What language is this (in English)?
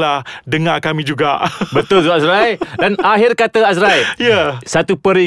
Malay